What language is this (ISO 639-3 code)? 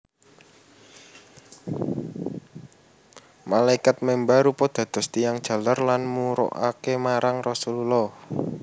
jav